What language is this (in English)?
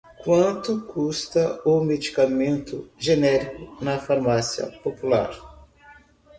Portuguese